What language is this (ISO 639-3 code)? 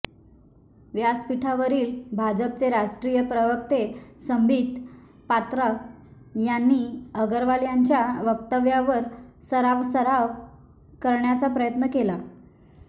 mar